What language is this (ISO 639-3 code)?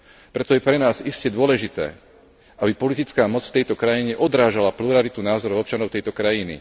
slk